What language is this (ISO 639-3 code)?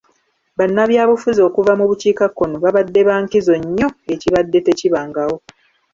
lug